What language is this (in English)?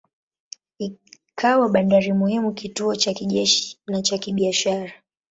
Swahili